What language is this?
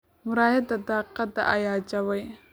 Somali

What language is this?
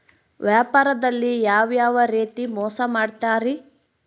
Kannada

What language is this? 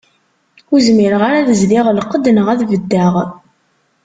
Kabyle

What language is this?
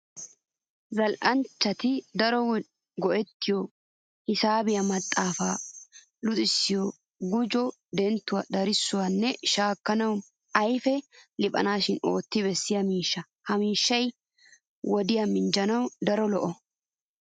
Wolaytta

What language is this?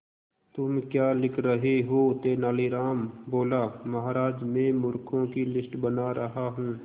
Hindi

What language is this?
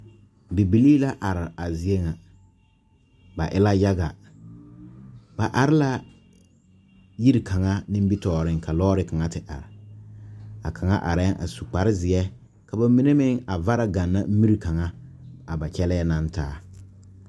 Southern Dagaare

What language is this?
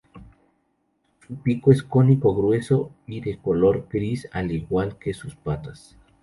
Spanish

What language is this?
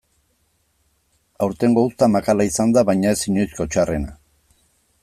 Basque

